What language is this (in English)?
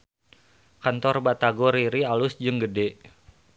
Sundanese